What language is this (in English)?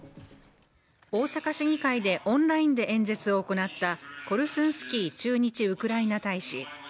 Japanese